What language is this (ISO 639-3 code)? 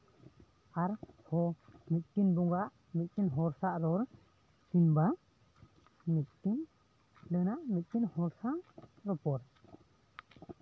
sat